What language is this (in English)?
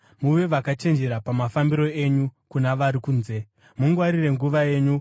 Shona